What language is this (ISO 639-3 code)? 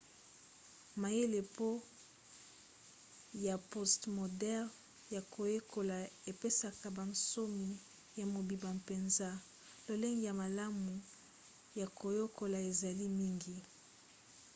lin